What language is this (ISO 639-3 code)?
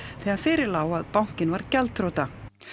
isl